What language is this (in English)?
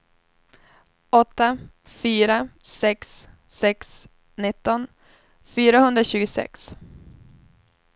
Swedish